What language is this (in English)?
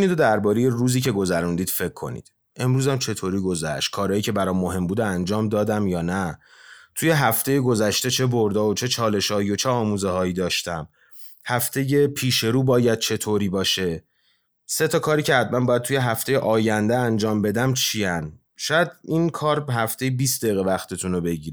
Persian